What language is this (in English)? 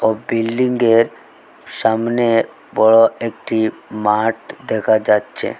Bangla